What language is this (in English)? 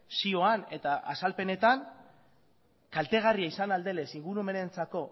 Basque